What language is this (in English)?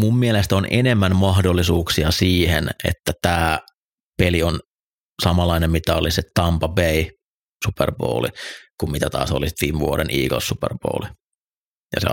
Finnish